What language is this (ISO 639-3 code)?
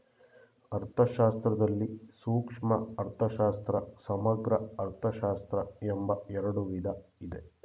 kan